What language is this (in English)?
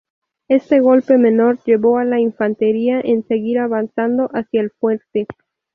Spanish